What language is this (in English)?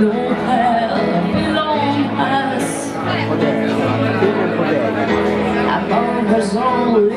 Italian